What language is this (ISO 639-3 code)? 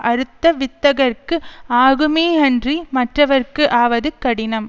tam